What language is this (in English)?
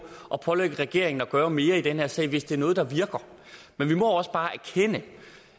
Danish